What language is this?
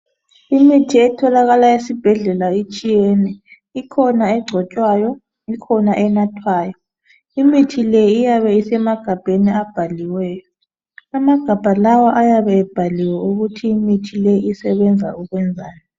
North Ndebele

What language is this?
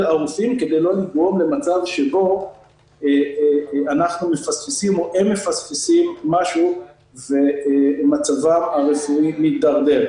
Hebrew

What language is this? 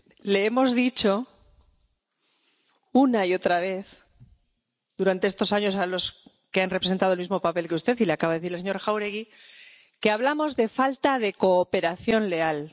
Spanish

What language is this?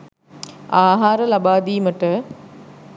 Sinhala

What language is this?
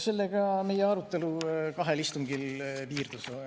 Estonian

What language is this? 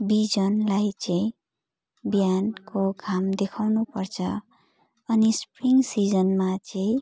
Nepali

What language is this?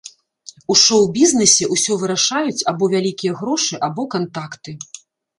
Belarusian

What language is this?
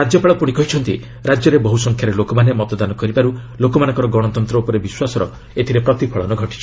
Odia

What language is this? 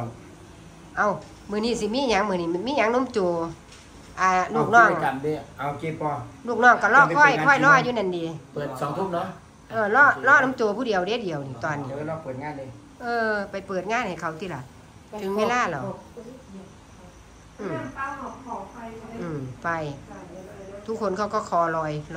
Thai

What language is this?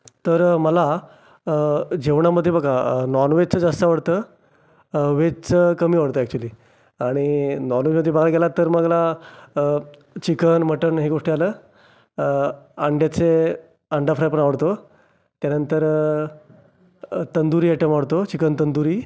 Marathi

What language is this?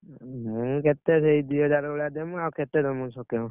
Odia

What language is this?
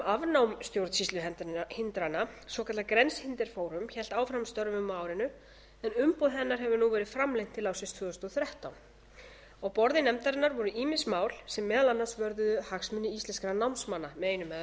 Icelandic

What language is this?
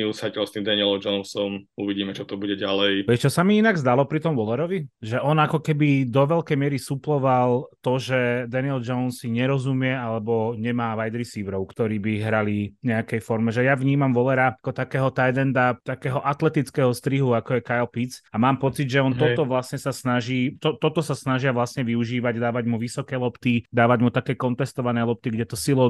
Slovak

